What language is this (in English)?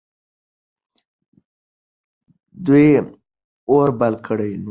Pashto